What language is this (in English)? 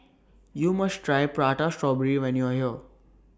English